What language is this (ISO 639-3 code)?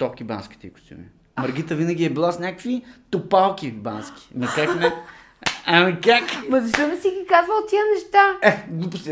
bul